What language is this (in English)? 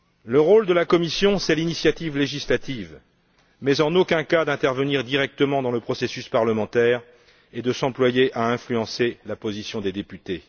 French